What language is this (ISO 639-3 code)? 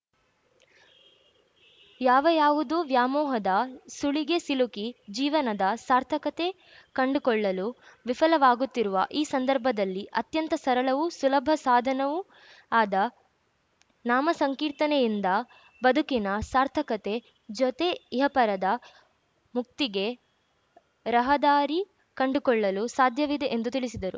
kan